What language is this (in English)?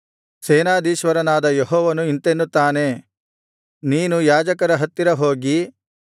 Kannada